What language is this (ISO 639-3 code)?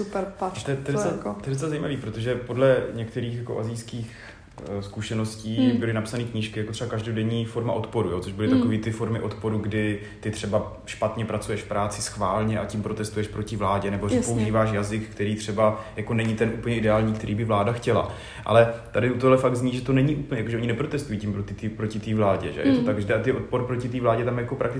ces